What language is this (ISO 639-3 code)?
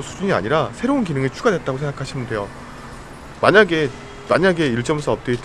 kor